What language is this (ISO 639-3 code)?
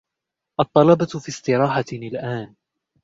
ara